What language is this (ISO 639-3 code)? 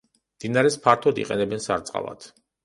kat